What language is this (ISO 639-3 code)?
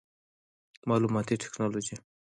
pus